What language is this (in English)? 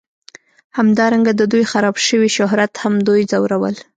Pashto